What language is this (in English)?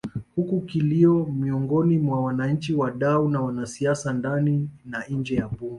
Swahili